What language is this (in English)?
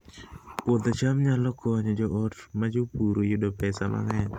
Luo (Kenya and Tanzania)